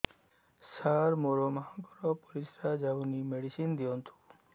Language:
Odia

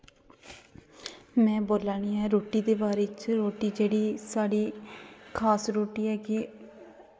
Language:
Dogri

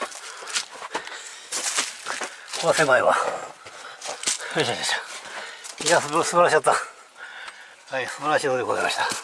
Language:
Japanese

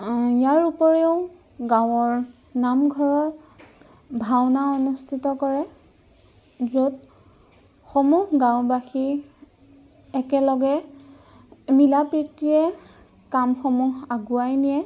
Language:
Assamese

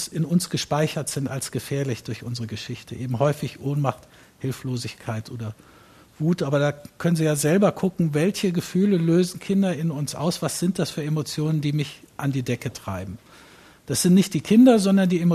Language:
German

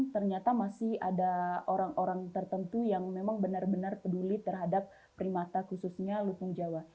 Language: Indonesian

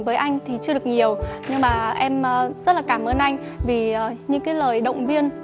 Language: Vietnamese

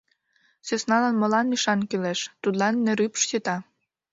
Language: Mari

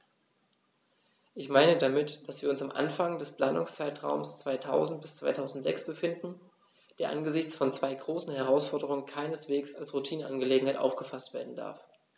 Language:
German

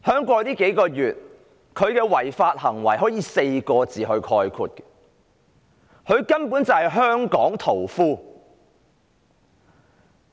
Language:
Cantonese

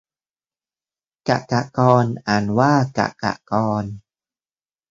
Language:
Thai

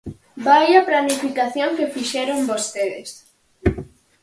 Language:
Galician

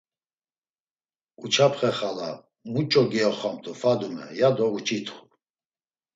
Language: Laz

